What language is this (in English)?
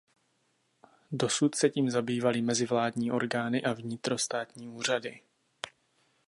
Czech